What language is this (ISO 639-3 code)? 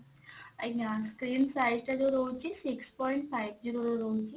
ori